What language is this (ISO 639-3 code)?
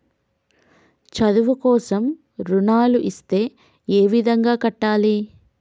tel